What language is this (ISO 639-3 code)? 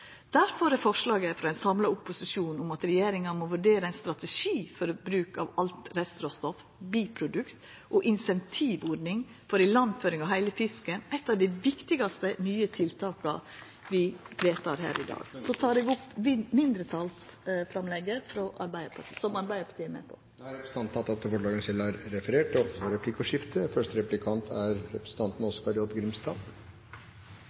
nor